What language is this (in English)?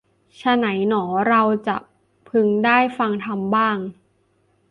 Thai